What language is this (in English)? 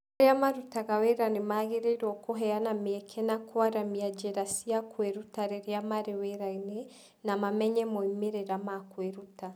Kikuyu